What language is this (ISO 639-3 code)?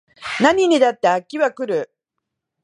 jpn